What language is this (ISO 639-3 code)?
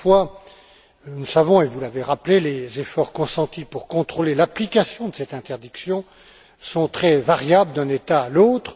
fra